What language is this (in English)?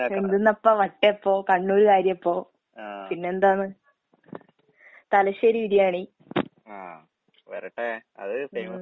Malayalam